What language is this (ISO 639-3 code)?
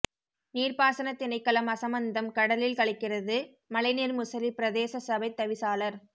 tam